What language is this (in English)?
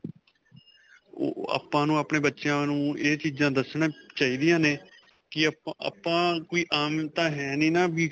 Punjabi